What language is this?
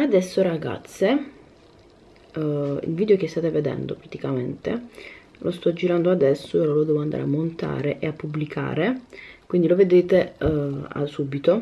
Italian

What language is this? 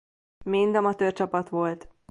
Hungarian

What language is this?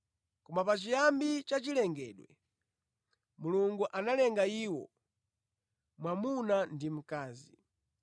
Nyanja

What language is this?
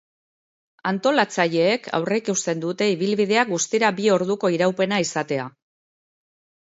Basque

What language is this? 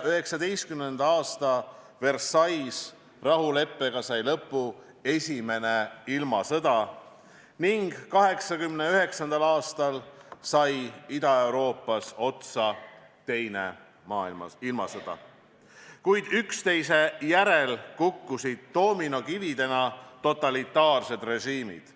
Estonian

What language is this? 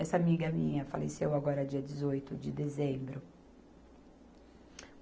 Portuguese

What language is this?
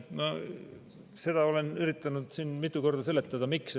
Estonian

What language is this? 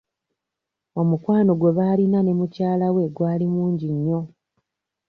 Ganda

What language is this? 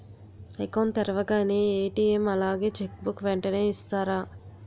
Telugu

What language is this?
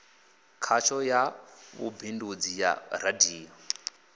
Venda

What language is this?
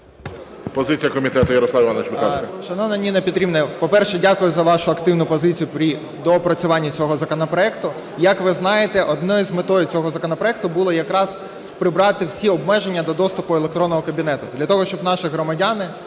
Ukrainian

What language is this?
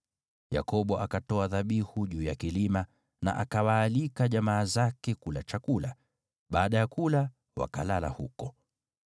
Swahili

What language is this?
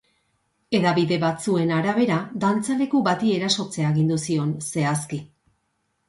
Basque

